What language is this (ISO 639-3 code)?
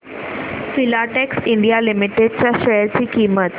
mar